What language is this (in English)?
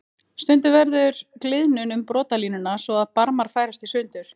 Icelandic